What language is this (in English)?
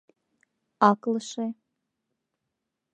Mari